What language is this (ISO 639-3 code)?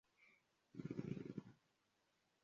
lug